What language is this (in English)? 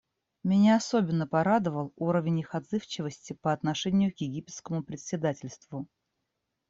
Russian